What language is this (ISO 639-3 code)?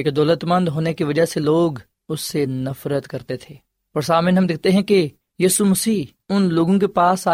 urd